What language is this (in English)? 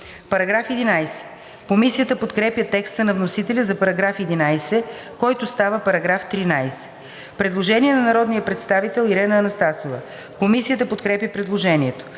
Bulgarian